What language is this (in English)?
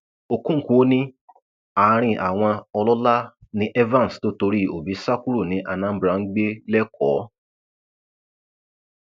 Yoruba